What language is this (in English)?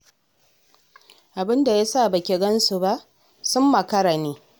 Hausa